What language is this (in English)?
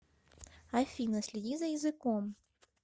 Russian